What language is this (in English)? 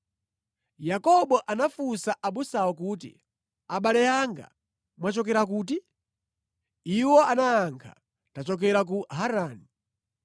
Nyanja